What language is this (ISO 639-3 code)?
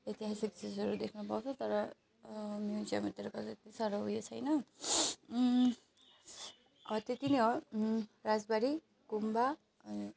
nep